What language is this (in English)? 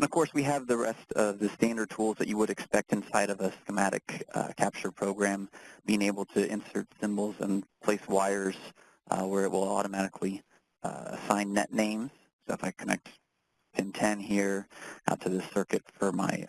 English